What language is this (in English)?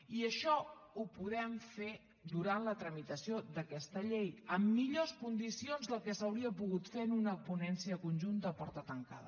Catalan